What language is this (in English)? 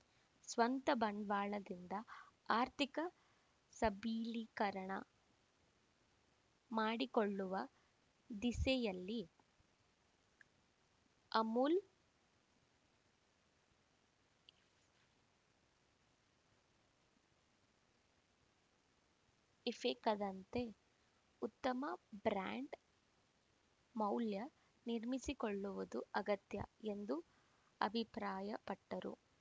Kannada